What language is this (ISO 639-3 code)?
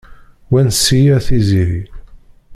kab